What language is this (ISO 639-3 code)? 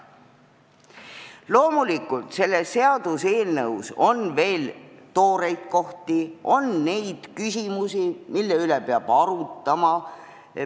est